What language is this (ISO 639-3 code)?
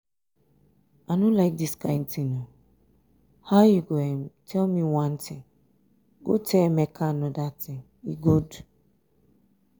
pcm